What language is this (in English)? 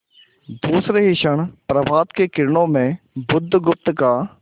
Hindi